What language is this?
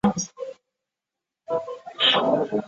Chinese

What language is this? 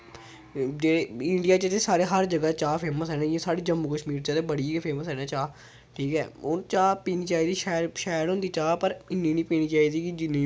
Dogri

